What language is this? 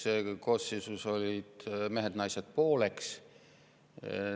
Estonian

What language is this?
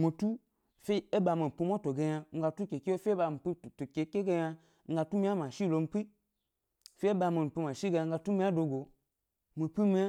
Gbari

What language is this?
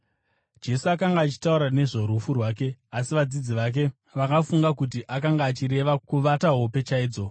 Shona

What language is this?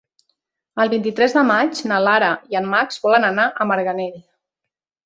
Catalan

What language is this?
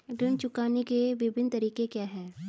Hindi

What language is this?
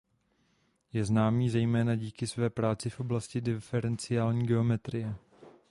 Czech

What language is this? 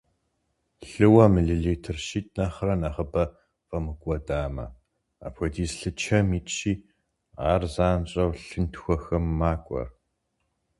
Kabardian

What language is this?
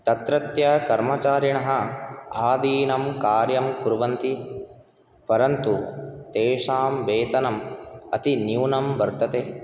Sanskrit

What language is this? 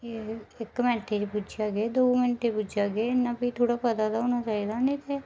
Dogri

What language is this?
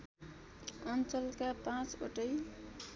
Nepali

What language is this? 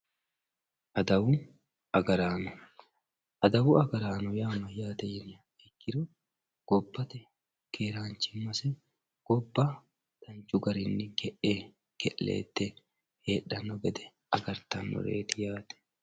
Sidamo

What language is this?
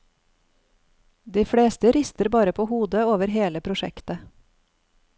Norwegian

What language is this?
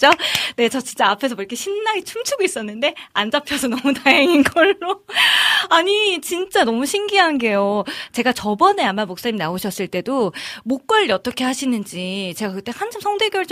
Korean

